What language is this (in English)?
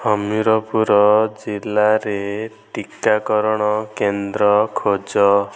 Odia